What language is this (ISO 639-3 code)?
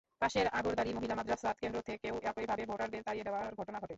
ben